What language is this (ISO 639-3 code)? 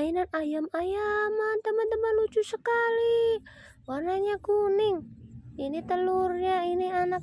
ind